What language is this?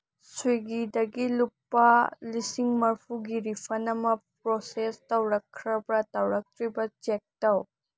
Manipuri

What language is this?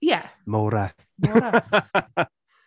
Welsh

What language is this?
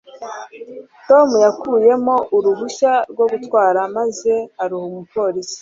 Kinyarwanda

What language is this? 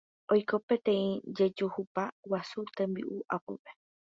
Guarani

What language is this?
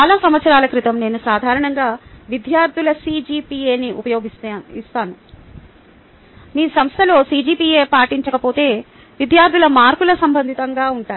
Telugu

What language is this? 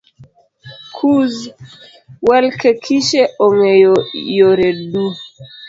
Luo (Kenya and Tanzania)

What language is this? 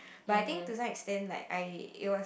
English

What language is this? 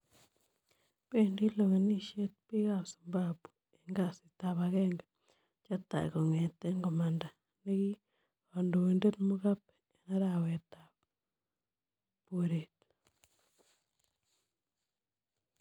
Kalenjin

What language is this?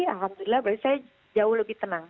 Indonesian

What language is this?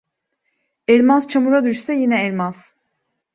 Turkish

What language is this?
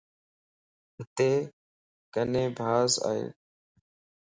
Lasi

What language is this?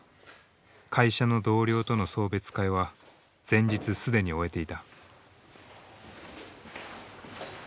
Japanese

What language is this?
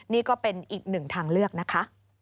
Thai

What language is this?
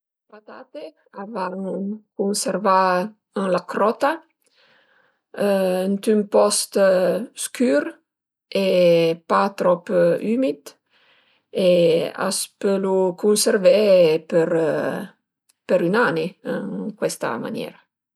Piedmontese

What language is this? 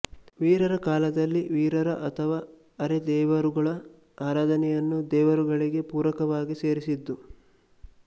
Kannada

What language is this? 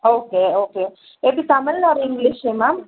Tamil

